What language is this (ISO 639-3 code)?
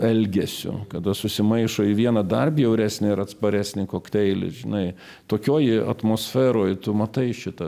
lit